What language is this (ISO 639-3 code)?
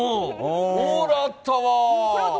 jpn